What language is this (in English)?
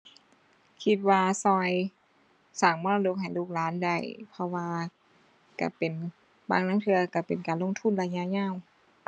Thai